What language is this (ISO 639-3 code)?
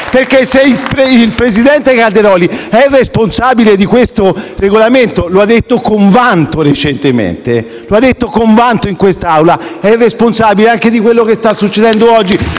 ita